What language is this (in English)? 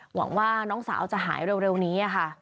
Thai